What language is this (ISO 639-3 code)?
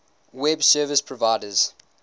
eng